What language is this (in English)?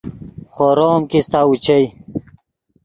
Yidgha